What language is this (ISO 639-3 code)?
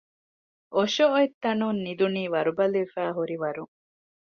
div